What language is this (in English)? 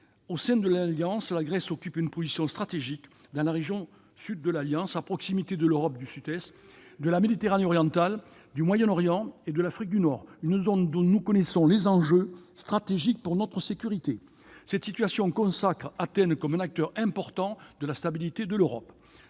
French